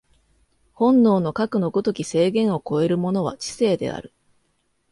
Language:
Japanese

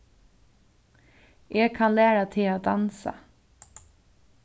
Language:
Faroese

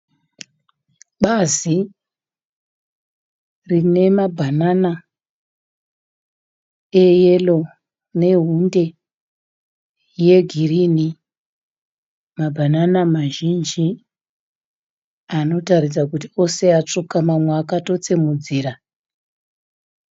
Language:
Shona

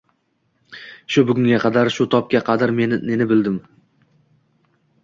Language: Uzbek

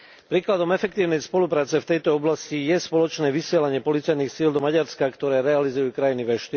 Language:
Slovak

